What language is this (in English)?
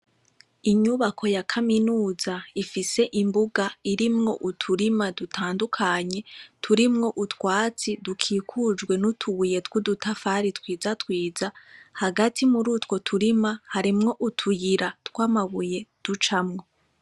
Rundi